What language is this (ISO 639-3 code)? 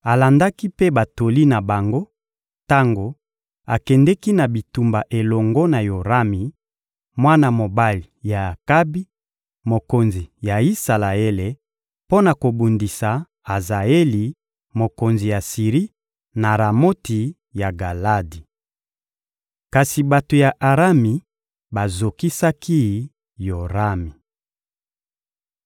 lin